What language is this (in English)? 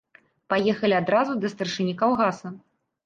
Belarusian